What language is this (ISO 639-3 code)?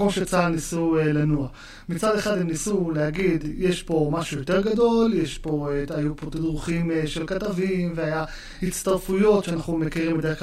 heb